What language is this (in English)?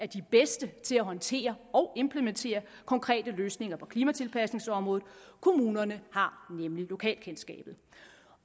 Danish